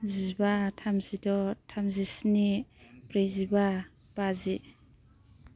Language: Bodo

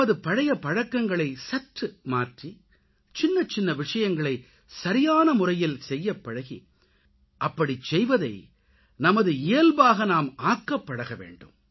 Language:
Tamil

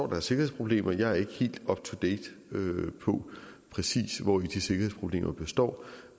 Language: Danish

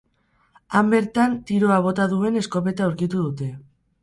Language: Basque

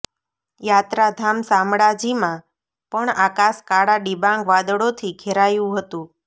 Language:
Gujarati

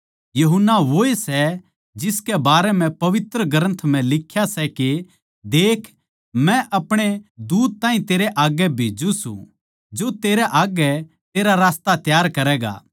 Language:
Haryanvi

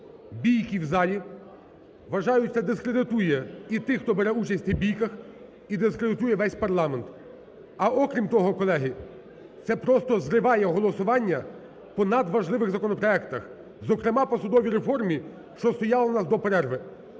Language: Ukrainian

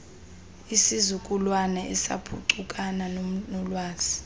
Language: Xhosa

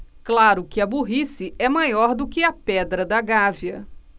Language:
Portuguese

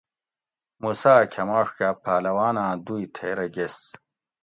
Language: Gawri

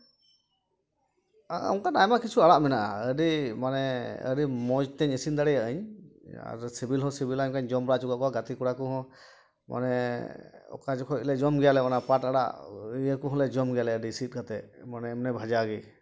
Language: Santali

